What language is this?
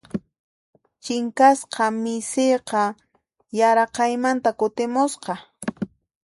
Puno Quechua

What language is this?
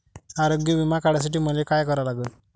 Marathi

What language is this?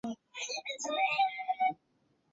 Chinese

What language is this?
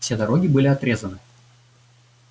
Russian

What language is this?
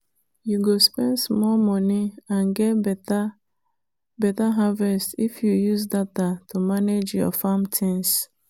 Nigerian Pidgin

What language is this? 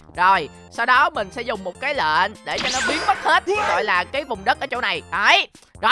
Vietnamese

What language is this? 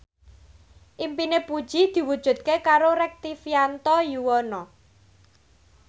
Javanese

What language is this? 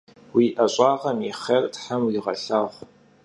Kabardian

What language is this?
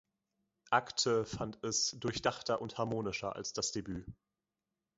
German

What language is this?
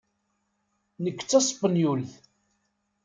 Kabyle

